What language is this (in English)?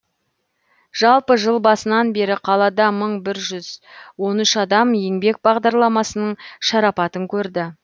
Kazakh